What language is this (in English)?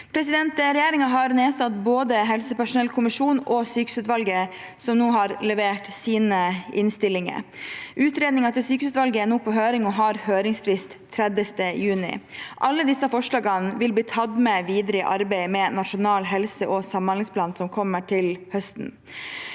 Norwegian